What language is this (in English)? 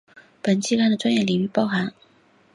Chinese